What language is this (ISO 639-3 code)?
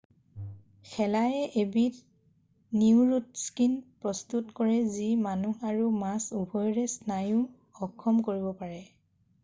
asm